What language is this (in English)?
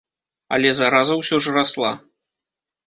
Belarusian